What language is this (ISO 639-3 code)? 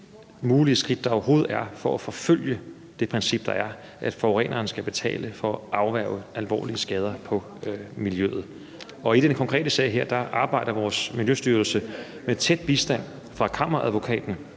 dan